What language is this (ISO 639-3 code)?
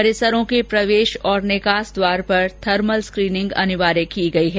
hin